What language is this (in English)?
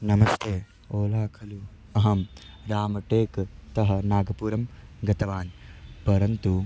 Sanskrit